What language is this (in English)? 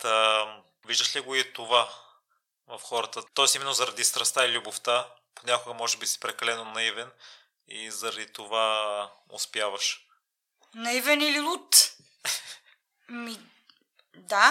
Bulgarian